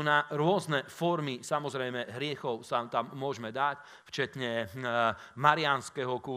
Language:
Slovak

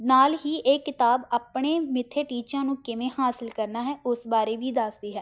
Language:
Punjabi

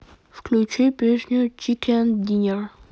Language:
Russian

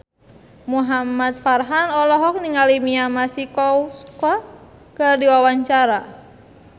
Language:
Sundanese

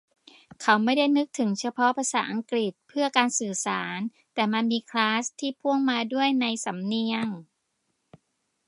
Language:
Thai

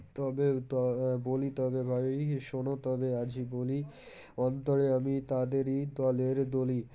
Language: Bangla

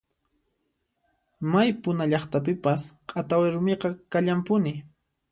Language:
Puno Quechua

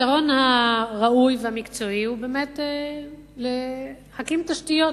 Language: Hebrew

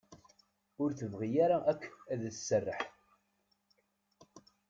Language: Kabyle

